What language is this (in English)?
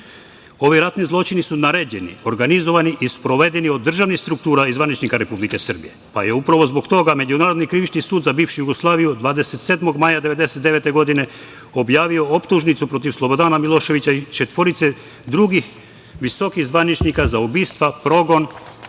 Serbian